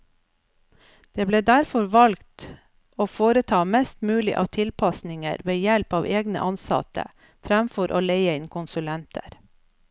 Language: Norwegian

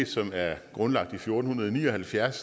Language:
Danish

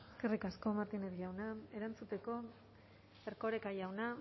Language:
Basque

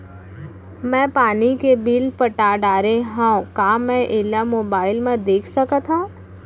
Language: Chhattisgarhi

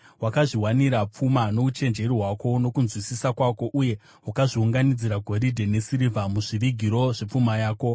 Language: Shona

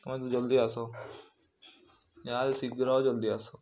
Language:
Odia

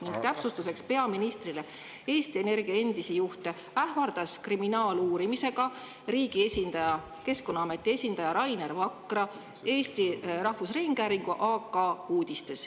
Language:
Estonian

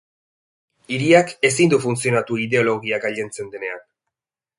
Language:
Basque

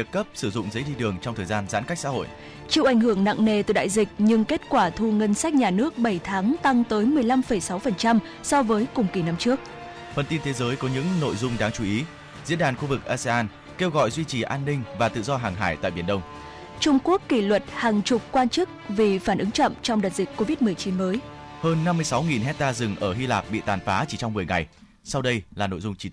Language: Vietnamese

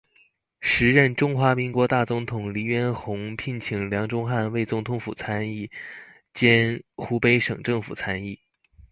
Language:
Chinese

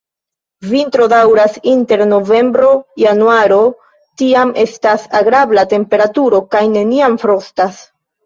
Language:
Esperanto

